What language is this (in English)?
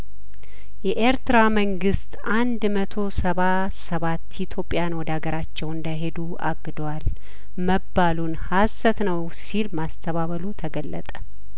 Amharic